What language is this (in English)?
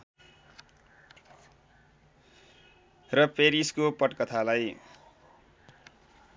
Nepali